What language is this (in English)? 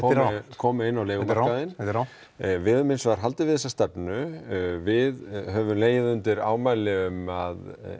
Icelandic